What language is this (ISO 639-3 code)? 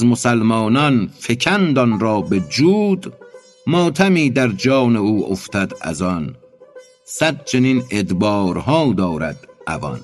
fas